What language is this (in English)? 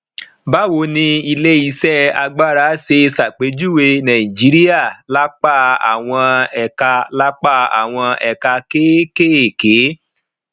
Yoruba